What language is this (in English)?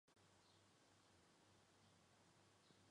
Chinese